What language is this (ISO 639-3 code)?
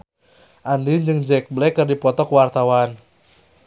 sun